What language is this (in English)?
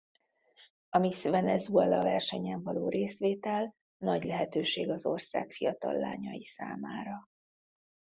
Hungarian